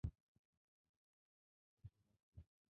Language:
Bangla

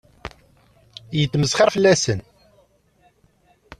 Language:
Kabyle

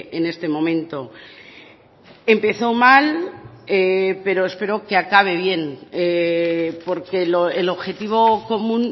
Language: Spanish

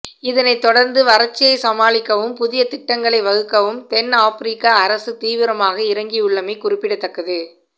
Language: Tamil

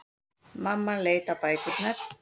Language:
Icelandic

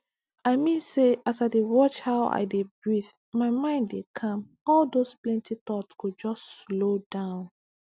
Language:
Nigerian Pidgin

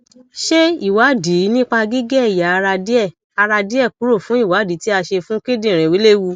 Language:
Yoruba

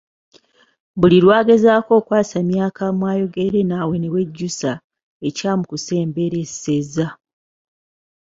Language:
Ganda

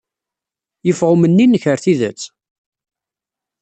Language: Kabyle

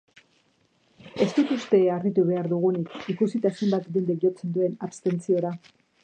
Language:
Basque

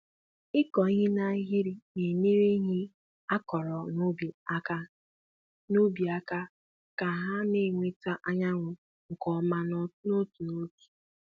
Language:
Igbo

